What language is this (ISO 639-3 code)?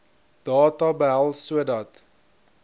afr